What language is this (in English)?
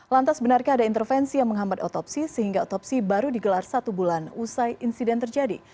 Indonesian